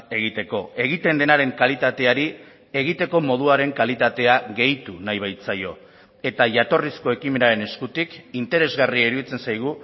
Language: Basque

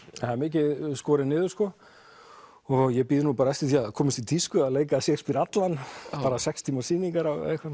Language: Icelandic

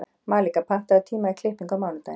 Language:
Icelandic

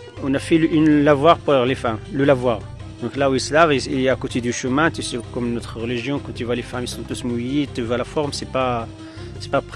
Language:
French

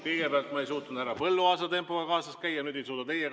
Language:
Estonian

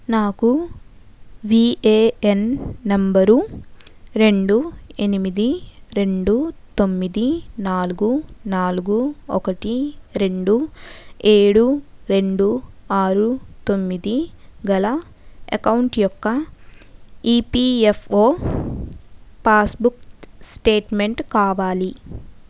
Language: Telugu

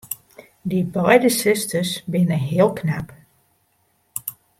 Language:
Western Frisian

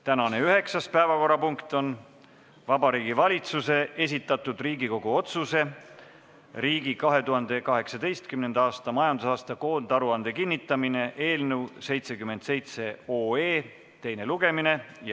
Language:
Estonian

